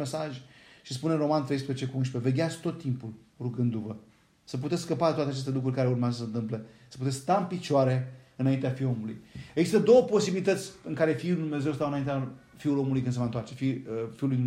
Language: Romanian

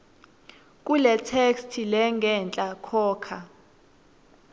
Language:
Swati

